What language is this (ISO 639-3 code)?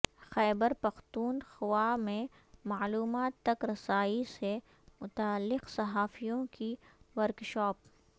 urd